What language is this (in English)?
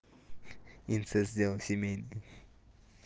Russian